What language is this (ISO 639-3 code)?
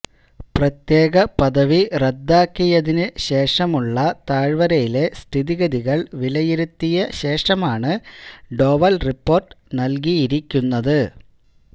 mal